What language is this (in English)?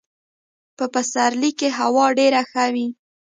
Pashto